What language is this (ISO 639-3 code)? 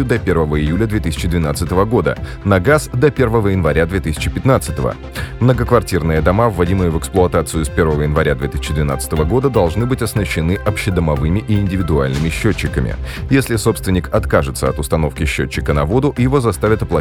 rus